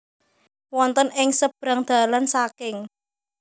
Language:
Javanese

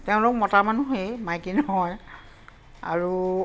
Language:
Assamese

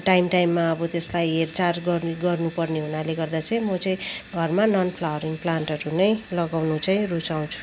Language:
Nepali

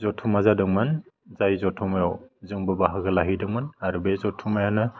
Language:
Bodo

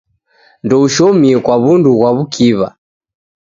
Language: Taita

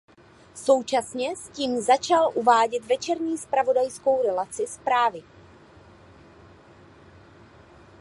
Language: Czech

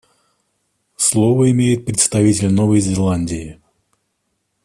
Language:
Russian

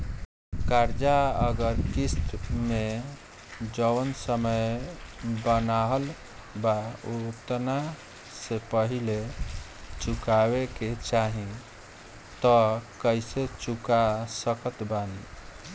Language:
Bhojpuri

